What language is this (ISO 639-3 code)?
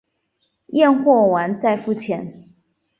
zho